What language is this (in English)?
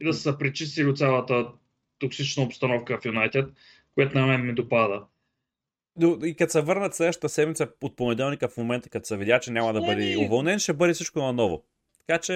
Bulgarian